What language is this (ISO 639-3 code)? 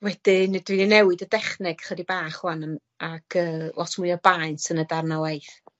cym